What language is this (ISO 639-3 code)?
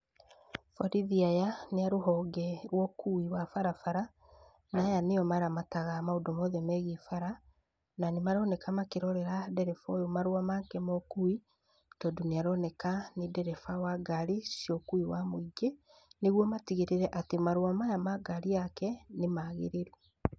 kik